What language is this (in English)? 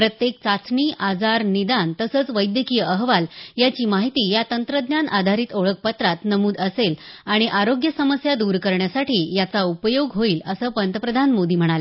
Marathi